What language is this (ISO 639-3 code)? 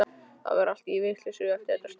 isl